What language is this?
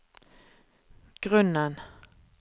Norwegian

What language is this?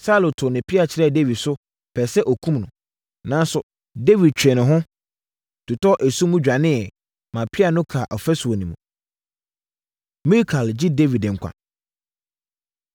Akan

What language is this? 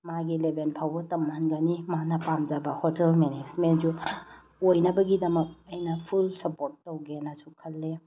Manipuri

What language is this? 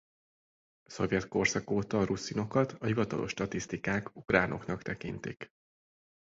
Hungarian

